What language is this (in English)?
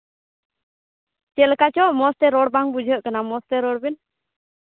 Santali